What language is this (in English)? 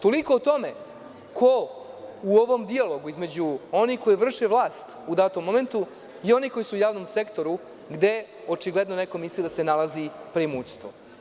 Serbian